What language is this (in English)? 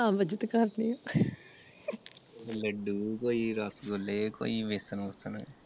Punjabi